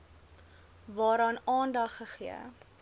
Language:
Afrikaans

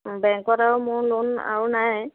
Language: Assamese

